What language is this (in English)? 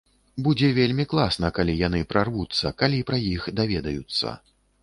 Belarusian